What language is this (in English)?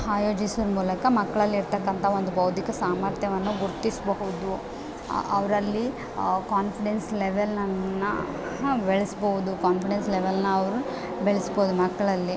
Kannada